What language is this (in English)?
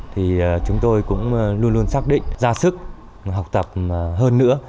Vietnamese